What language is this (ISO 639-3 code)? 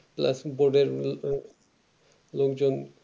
ben